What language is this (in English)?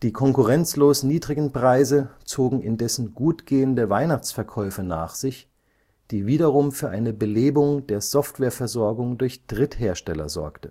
German